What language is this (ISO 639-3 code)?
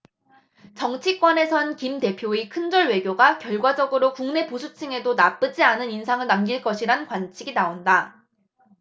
kor